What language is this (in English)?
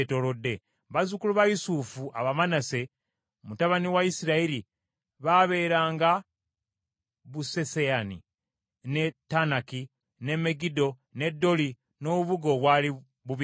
Ganda